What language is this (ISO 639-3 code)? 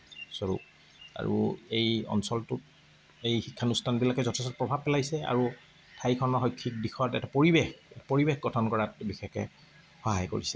asm